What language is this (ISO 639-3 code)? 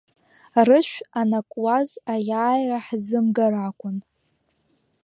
abk